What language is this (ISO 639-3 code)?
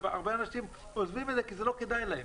heb